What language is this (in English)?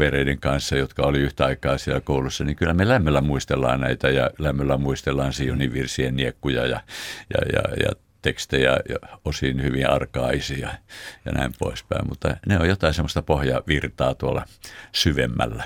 Finnish